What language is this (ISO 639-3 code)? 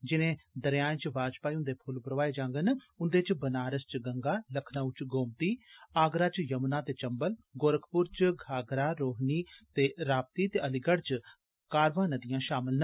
doi